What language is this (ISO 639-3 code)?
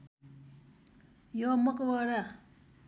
nep